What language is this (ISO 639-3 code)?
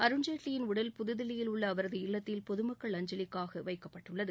tam